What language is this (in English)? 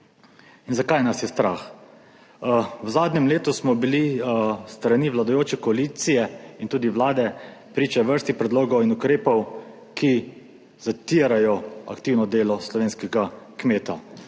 Slovenian